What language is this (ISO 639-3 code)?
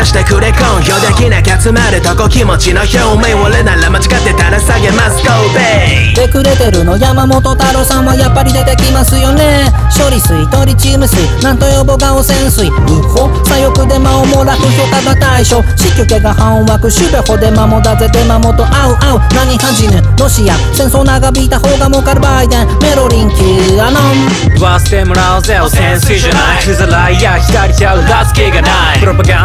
jpn